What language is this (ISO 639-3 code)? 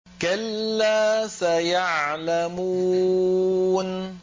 ara